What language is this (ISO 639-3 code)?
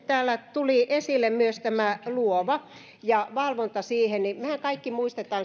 fin